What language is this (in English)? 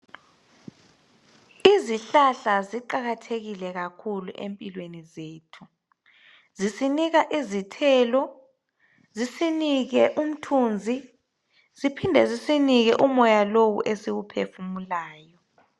North Ndebele